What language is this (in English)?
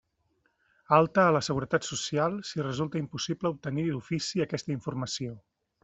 Catalan